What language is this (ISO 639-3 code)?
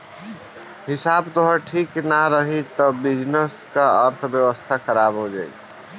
bho